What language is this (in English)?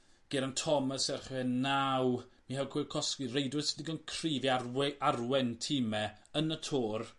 Welsh